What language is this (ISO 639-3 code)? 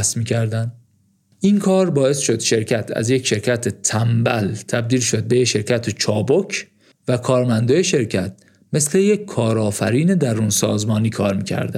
fas